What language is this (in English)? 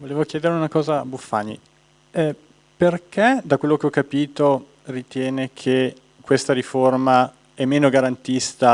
Italian